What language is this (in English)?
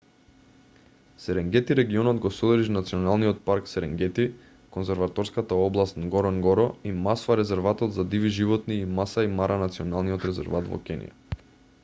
Macedonian